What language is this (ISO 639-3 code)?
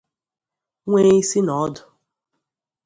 ibo